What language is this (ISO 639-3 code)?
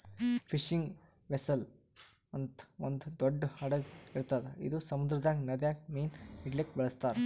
kan